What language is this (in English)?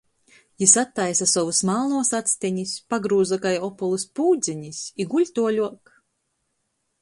Latgalian